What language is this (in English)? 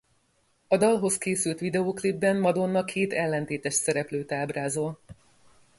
Hungarian